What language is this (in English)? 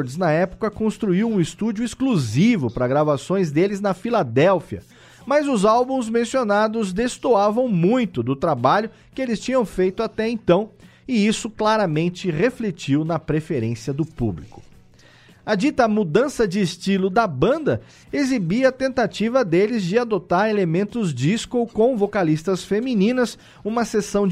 Portuguese